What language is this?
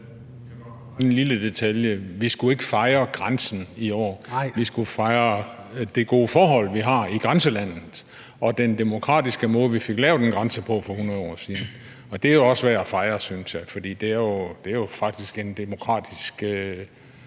Danish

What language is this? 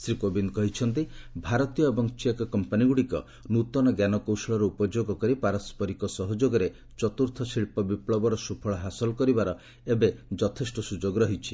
Odia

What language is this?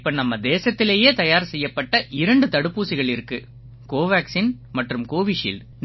Tamil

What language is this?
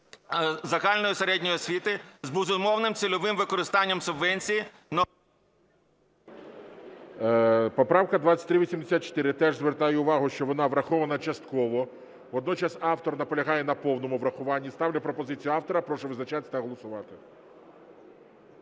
Ukrainian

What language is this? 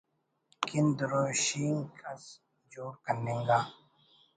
Brahui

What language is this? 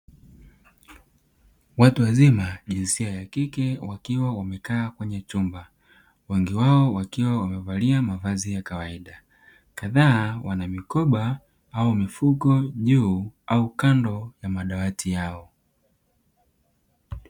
Swahili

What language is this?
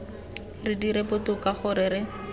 Tswana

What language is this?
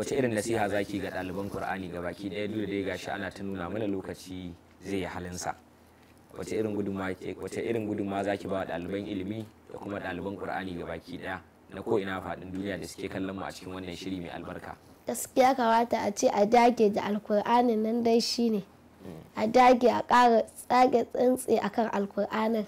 Arabic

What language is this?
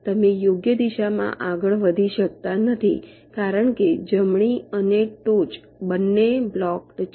Gujarati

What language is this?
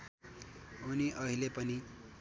Nepali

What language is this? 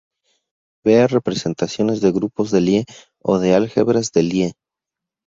Spanish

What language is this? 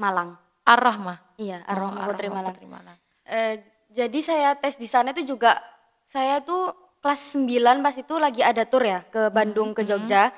Indonesian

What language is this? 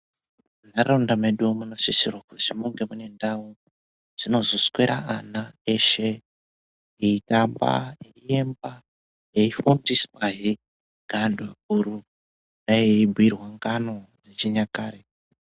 Ndau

